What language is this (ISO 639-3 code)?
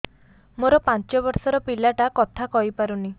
ori